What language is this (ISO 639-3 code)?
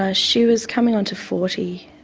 eng